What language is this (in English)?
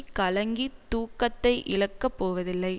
Tamil